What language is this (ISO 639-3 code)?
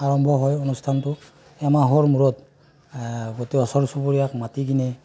asm